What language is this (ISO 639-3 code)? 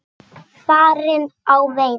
isl